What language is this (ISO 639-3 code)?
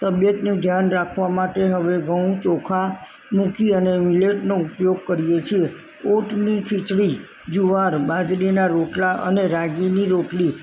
guj